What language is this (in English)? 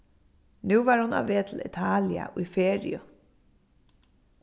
Faroese